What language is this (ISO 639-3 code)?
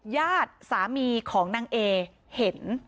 tha